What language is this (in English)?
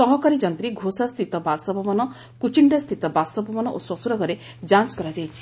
Odia